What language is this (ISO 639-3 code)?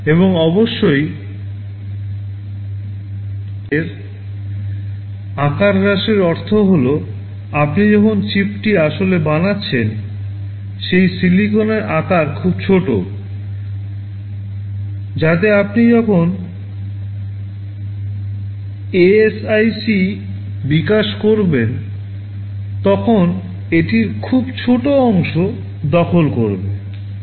ben